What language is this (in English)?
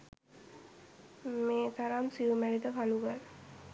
Sinhala